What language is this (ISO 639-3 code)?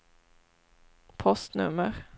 swe